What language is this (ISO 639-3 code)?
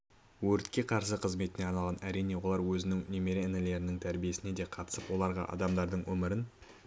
kaz